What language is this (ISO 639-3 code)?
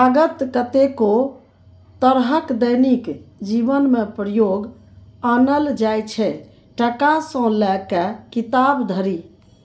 mai